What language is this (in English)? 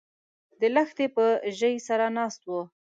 Pashto